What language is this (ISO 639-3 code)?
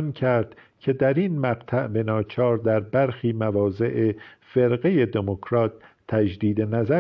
fas